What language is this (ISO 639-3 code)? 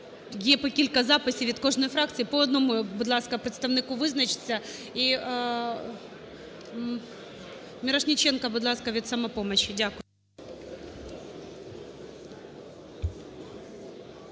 ukr